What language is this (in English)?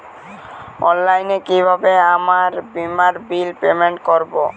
Bangla